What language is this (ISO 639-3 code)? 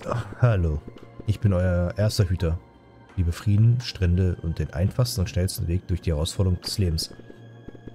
deu